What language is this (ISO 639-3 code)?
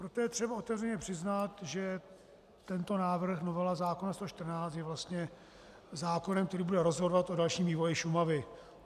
ces